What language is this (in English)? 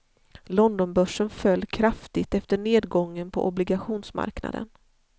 Swedish